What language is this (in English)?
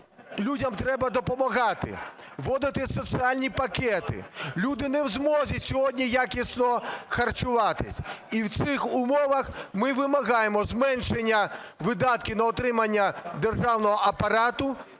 Ukrainian